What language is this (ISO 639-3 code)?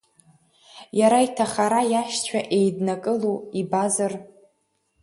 abk